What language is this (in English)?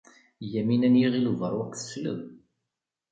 Kabyle